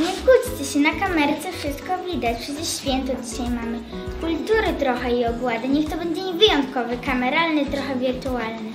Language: Polish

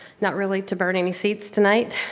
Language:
English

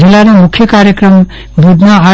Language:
Gujarati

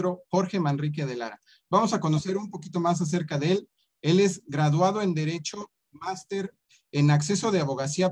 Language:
Spanish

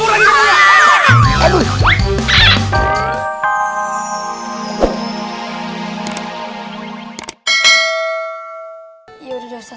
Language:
Indonesian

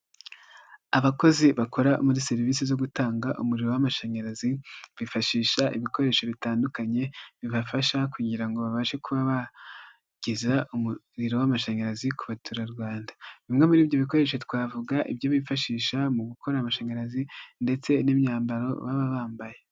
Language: Kinyarwanda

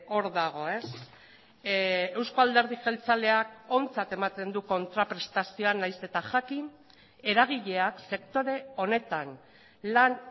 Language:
Basque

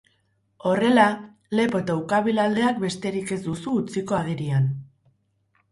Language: Basque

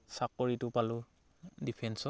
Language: Assamese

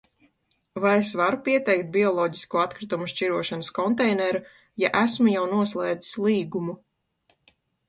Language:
Latvian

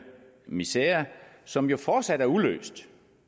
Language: Danish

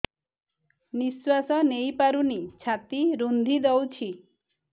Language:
Odia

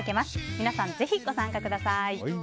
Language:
Japanese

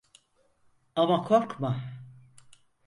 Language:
Turkish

